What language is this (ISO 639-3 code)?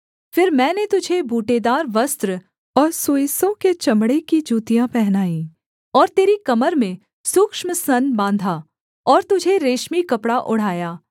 hin